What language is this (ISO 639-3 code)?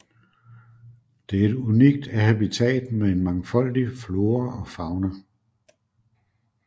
dan